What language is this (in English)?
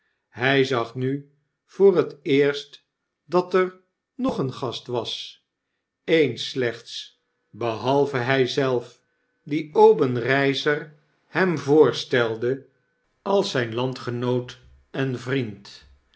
Dutch